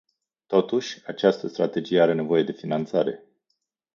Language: Romanian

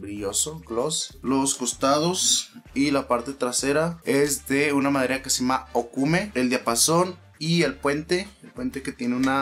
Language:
Spanish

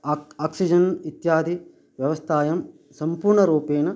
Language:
Sanskrit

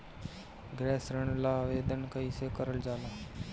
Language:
Bhojpuri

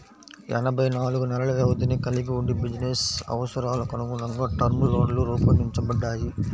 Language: Telugu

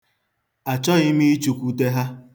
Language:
Igbo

